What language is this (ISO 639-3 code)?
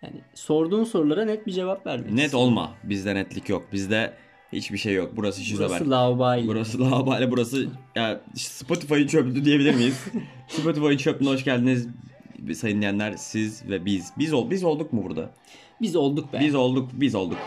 tur